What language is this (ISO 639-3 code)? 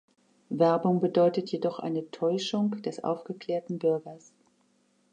deu